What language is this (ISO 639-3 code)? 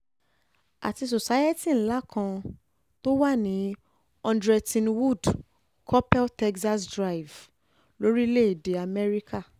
yor